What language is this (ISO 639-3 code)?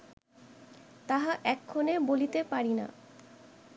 ben